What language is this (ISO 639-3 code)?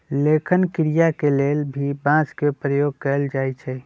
mag